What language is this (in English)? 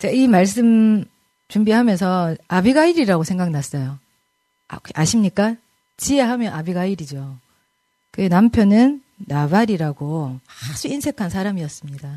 Korean